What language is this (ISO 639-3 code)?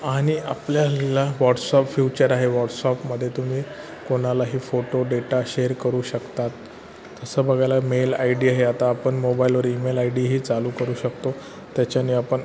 mar